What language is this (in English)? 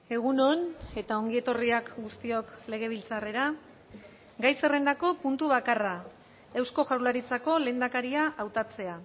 Basque